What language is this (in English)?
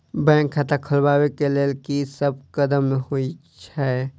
Maithili